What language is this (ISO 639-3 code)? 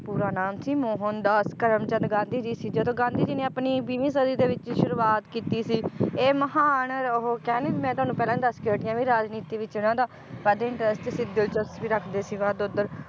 pan